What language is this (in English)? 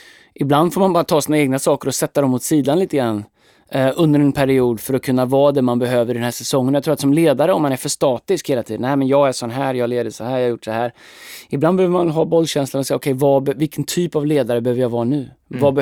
Swedish